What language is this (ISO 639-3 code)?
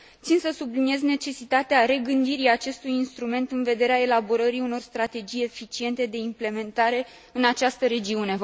ron